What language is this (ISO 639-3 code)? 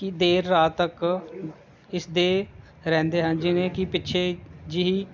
pan